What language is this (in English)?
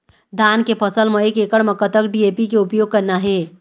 Chhattisgarhi